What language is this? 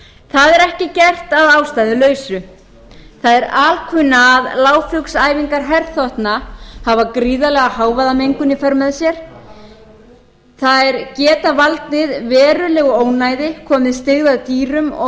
Icelandic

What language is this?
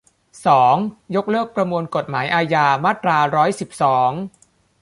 Thai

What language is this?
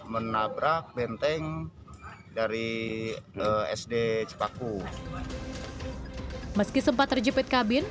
Indonesian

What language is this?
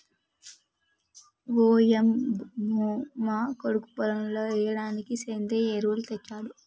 Telugu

